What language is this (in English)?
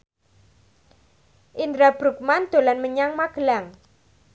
Javanese